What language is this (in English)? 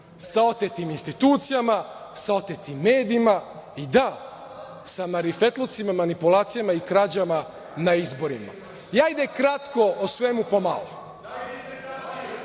Serbian